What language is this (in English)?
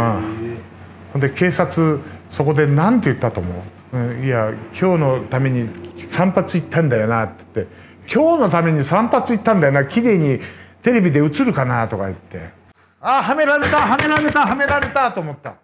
Japanese